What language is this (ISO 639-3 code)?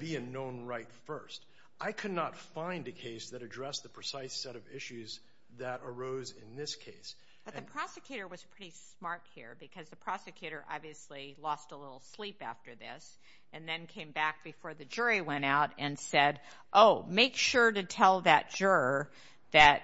eng